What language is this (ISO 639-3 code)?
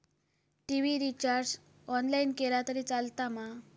mar